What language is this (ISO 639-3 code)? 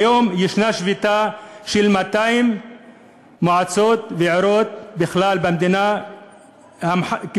heb